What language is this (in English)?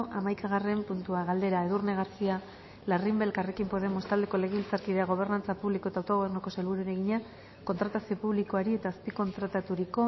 Basque